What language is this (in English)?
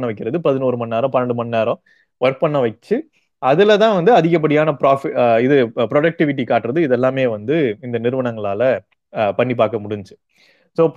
Tamil